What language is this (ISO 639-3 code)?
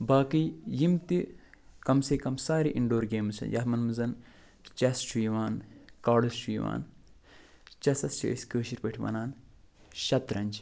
kas